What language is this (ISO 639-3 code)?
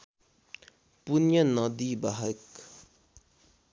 nep